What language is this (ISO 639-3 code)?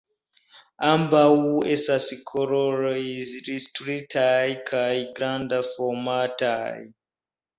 epo